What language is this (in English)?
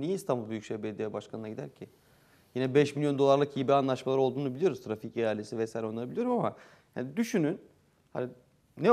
Turkish